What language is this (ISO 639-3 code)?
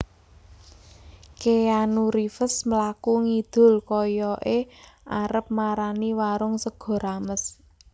jav